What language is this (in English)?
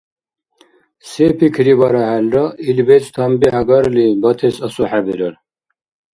Dargwa